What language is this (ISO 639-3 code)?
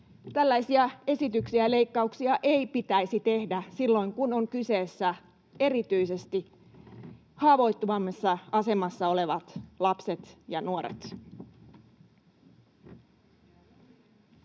fin